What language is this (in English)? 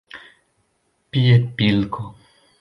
Esperanto